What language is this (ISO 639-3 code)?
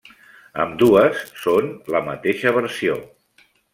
cat